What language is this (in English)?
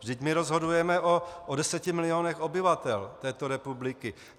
Czech